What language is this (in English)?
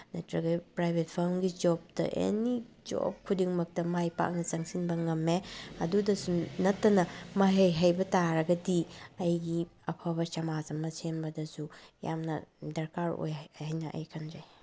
Manipuri